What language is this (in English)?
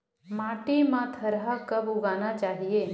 Chhattisgarhi